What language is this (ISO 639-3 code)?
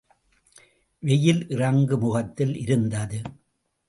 tam